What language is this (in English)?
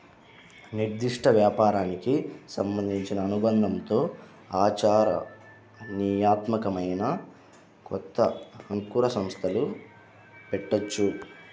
Telugu